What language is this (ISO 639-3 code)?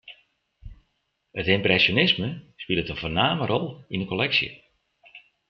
fry